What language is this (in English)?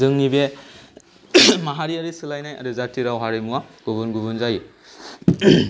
Bodo